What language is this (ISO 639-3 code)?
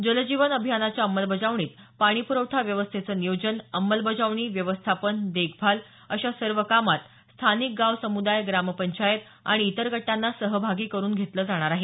mar